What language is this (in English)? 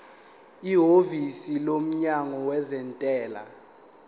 Zulu